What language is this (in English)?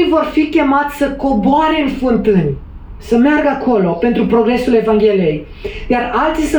Romanian